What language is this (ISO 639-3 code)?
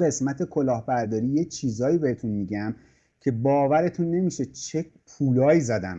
fas